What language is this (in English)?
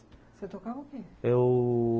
Portuguese